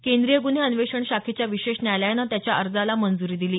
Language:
Marathi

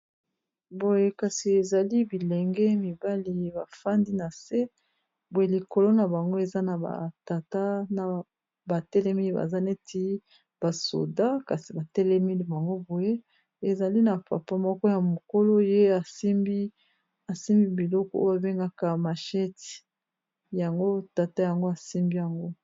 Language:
Lingala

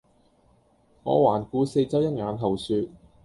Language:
Cantonese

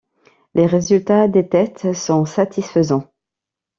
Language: French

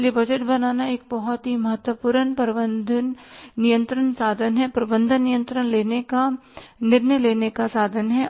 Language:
Hindi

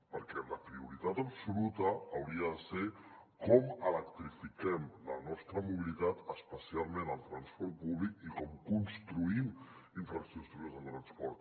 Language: Catalan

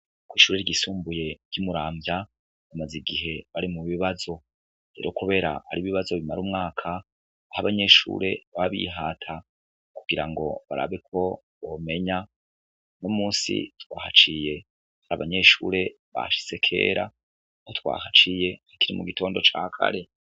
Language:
Rundi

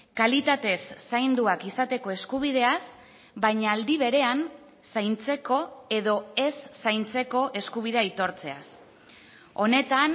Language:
Basque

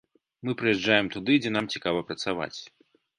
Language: Belarusian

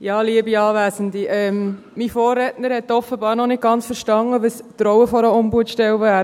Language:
Swiss German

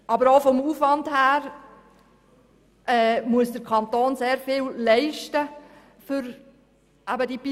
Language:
Swiss German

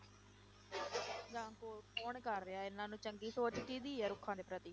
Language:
Punjabi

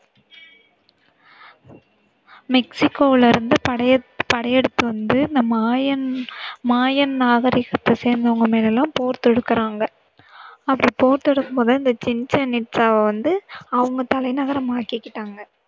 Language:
Tamil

